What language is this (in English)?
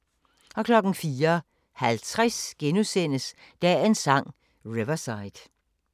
Danish